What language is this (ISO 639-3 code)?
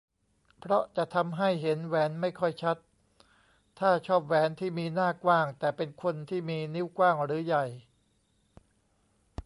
tha